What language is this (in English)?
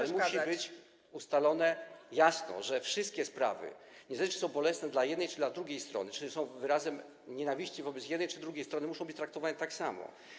Polish